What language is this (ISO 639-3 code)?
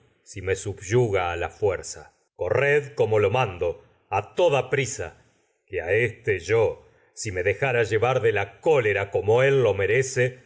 spa